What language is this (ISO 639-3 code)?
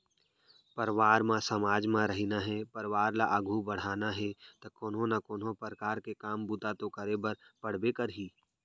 hne